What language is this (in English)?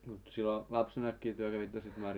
Finnish